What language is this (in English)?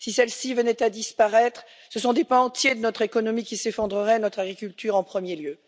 French